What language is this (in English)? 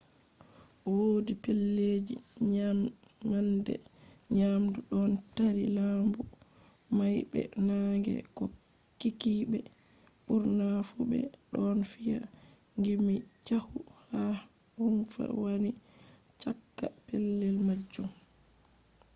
Fula